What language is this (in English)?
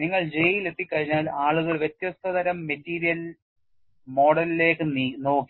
Malayalam